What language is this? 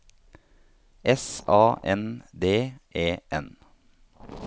Norwegian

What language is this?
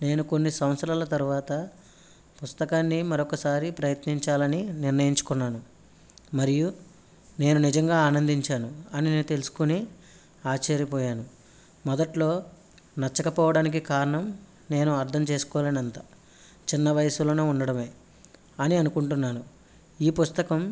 Telugu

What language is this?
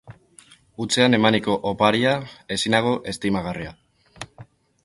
Basque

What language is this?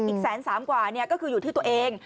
Thai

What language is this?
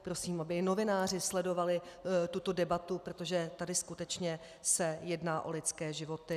Czech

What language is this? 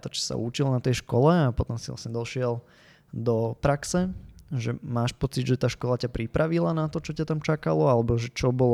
Slovak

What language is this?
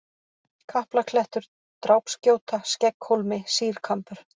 Icelandic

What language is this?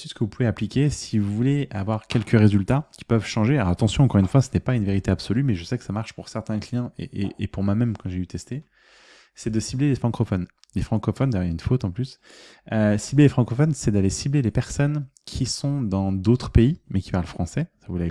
French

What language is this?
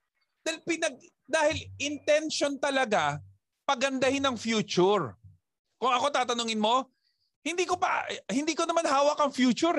Filipino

